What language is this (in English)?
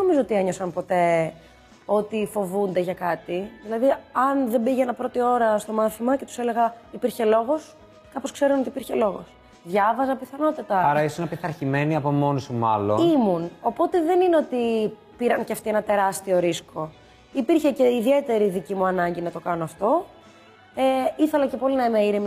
Greek